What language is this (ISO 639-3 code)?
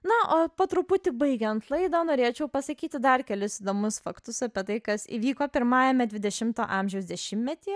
lit